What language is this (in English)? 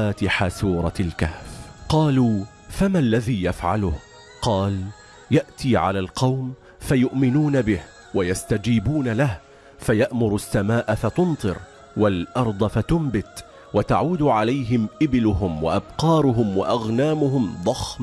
Arabic